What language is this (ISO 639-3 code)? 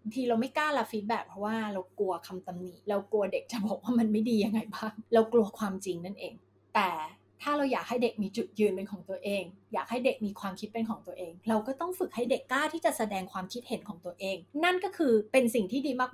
tha